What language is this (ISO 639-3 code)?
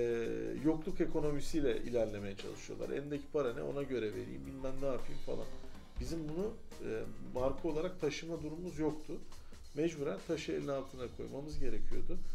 tur